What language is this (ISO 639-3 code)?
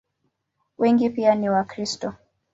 swa